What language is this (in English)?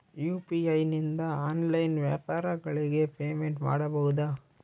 Kannada